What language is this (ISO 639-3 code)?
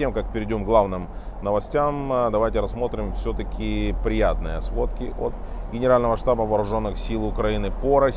rus